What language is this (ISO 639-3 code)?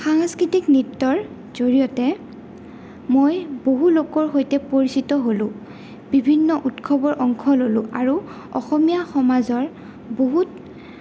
asm